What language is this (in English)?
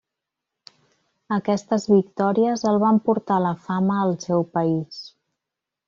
Catalan